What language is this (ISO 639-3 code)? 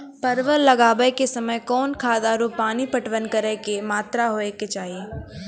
mai